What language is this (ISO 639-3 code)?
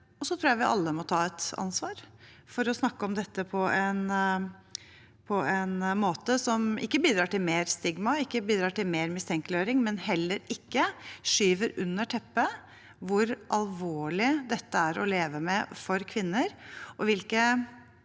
nor